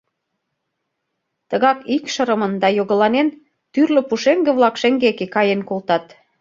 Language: Mari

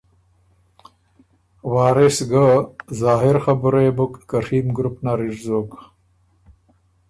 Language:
Ormuri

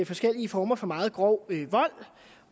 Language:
Danish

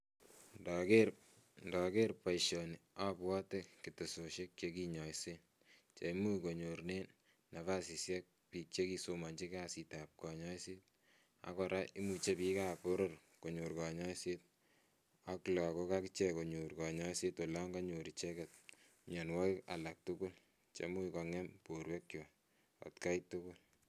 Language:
Kalenjin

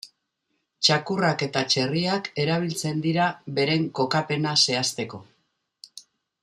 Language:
Basque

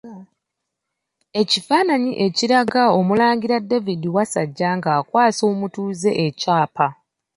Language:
Ganda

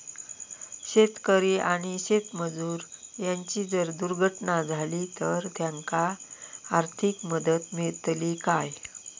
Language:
Marathi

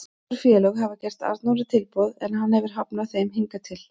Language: Icelandic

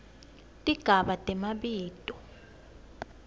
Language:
Swati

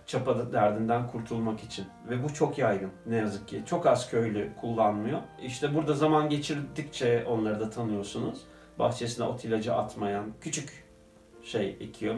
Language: Turkish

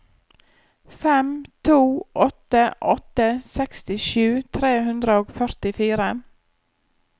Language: Norwegian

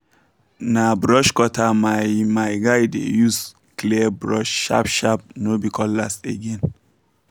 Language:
Nigerian Pidgin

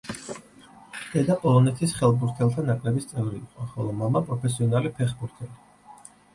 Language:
Georgian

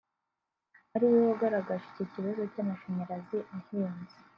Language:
Kinyarwanda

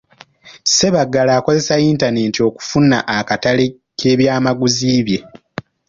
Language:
Ganda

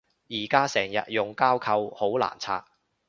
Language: Cantonese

